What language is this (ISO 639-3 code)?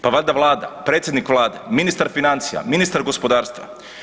hrv